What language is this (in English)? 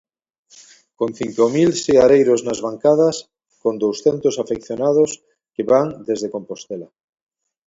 Galician